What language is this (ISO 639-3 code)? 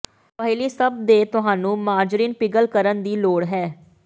pan